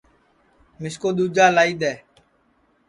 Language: Sansi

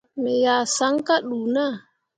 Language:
Mundang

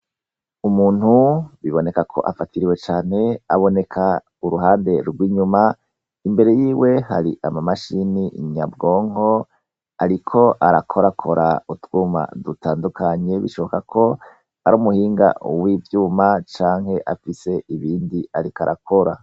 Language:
Rundi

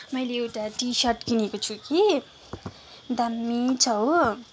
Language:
Nepali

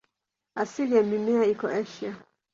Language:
Swahili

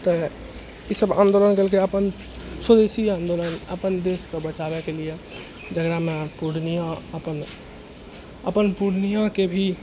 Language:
Maithili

